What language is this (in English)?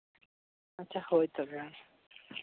Santali